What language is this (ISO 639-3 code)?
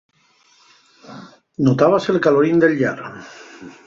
ast